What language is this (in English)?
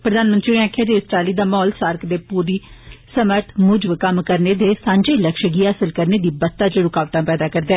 Dogri